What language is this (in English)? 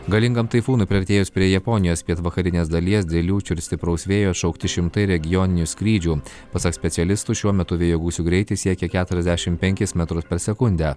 Lithuanian